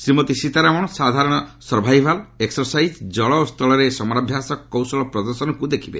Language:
Odia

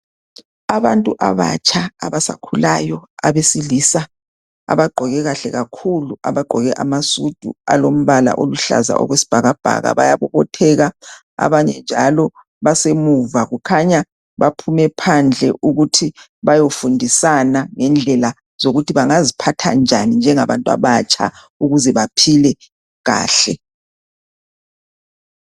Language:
North Ndebele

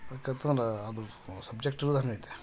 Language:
Kannada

